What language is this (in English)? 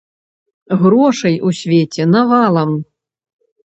Belarusian